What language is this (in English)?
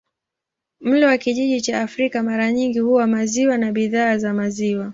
Swahili